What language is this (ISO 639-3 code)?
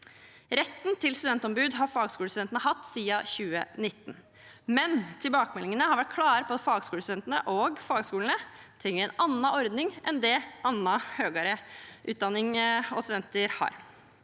nor